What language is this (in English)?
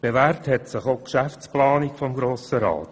Swiss German